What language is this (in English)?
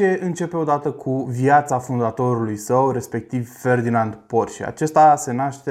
Romanian